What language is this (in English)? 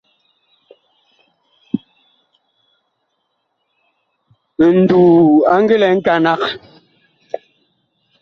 Bakoko